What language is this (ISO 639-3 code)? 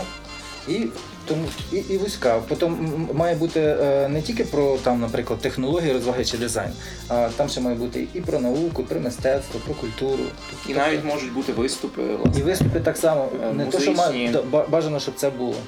ukr